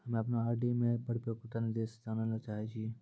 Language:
Maithili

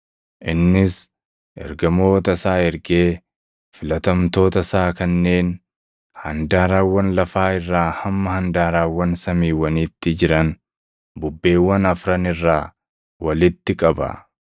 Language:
Oromo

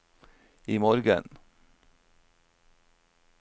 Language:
Norwegian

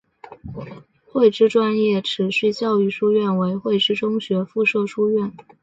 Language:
Chinese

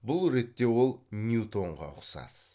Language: Kazakh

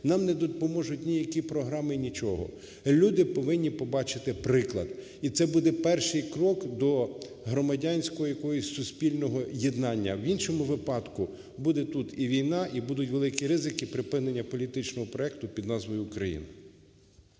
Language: Ukrainian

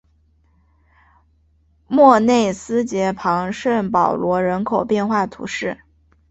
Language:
Chinese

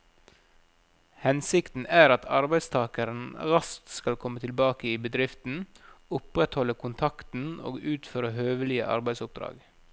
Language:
Norwegian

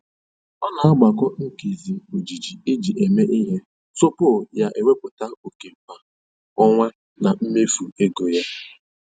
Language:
Igbo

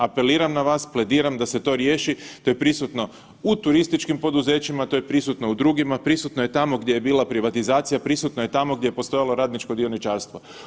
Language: Croatian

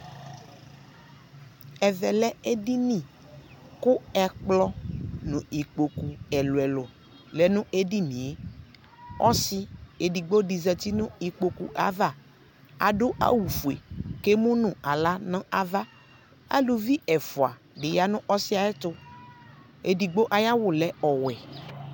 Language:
Ikposo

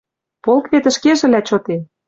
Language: Western Mari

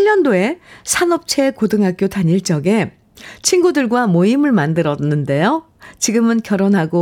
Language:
Korean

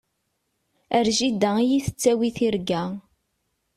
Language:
Kabyle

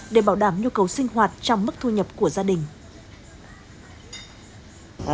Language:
Vietnamese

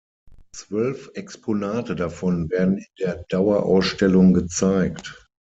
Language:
German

